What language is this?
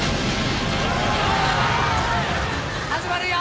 Japanese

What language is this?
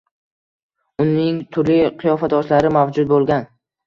Uzbek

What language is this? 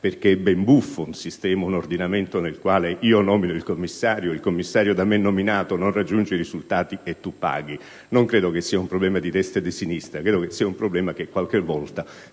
Italian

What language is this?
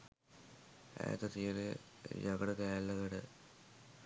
Sinhala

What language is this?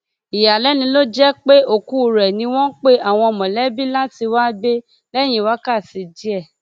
Yoruba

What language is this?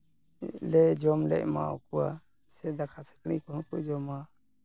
Santali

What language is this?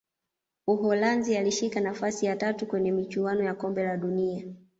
Swahili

